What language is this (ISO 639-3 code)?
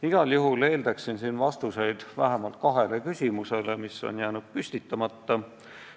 est